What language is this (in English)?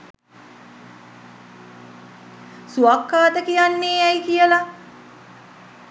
Sinhala